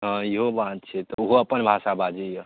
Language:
Maithili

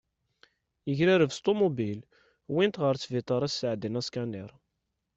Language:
Kabyle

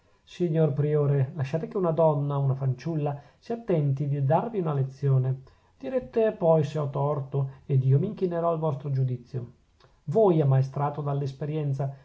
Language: Italian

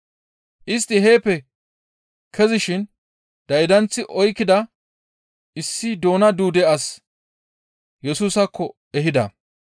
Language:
Gamo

